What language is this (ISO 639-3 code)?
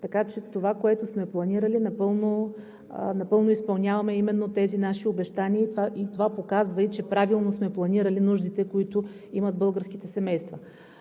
bul